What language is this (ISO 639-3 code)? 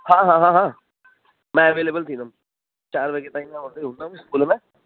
snd